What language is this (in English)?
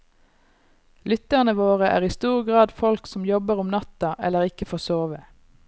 Norwegian